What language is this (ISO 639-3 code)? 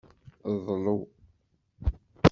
kab